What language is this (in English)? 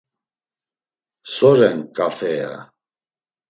Laz